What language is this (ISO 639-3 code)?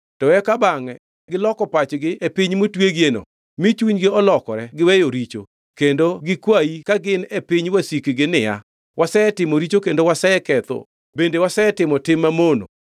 luo